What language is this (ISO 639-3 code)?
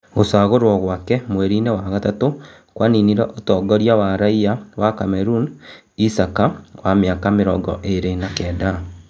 kik